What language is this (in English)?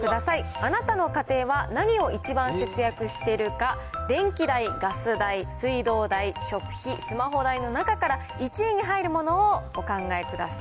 Japanese